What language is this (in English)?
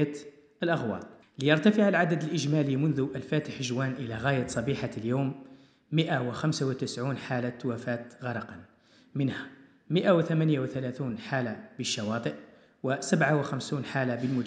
Arabic